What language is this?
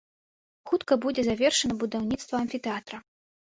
Belarusian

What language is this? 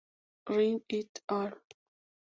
Spanish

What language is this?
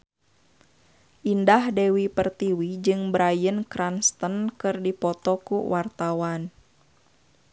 Sundanese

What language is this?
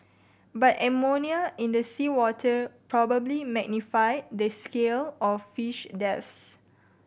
English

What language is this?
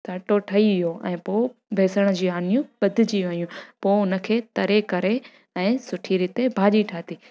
Sindhi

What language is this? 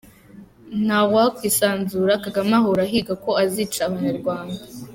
Kinyarwanda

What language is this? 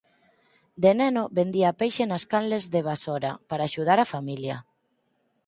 Galician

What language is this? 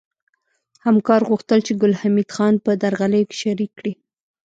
Pashto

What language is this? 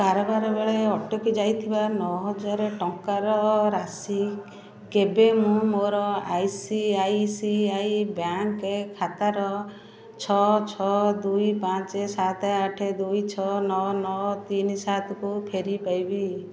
Odia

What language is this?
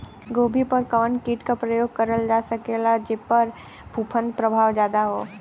Bhojpuri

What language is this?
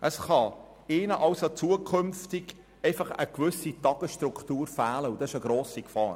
Swiss German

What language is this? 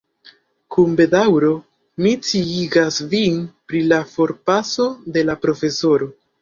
Esperanto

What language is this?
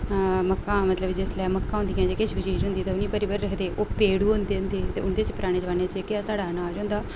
Dogri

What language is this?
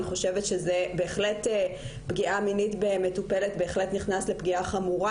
Hebrew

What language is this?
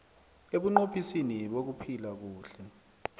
South Ndebele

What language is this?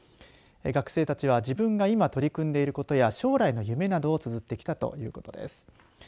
Japanese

